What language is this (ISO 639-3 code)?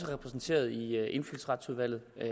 dan